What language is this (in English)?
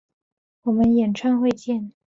Chinese